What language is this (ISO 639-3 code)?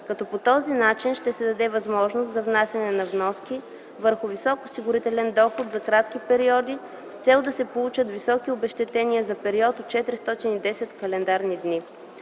bul